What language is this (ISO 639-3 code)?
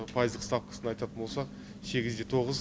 kaz